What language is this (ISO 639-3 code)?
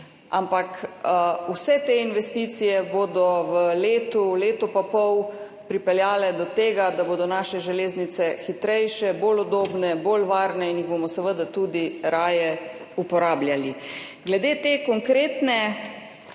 slv